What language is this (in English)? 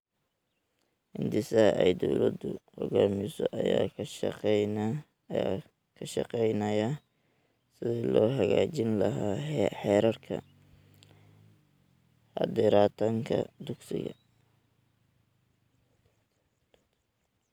Somali